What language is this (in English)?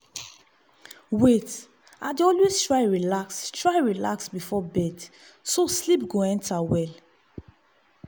Nigerian Pidgin